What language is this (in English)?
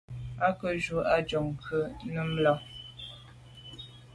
Medumba